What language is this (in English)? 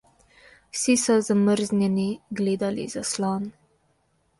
Slovenian